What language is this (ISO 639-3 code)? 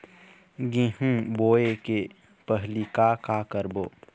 hne